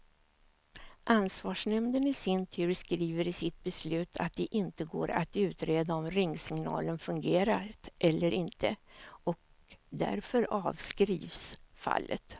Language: Swedish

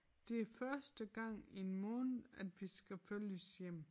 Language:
Danish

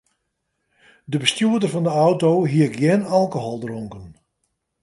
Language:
Western Frisian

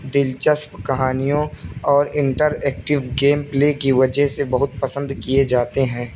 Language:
Urdu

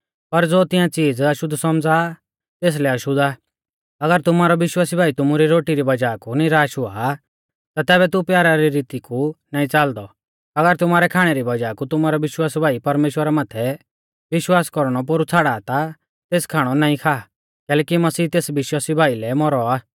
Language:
Mahasu Pahari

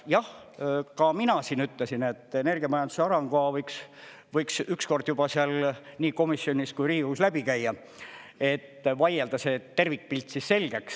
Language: Estonian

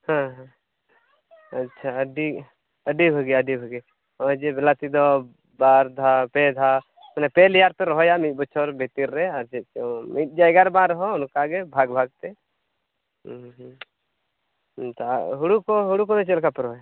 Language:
Santali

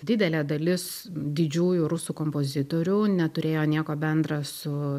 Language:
Lithuanian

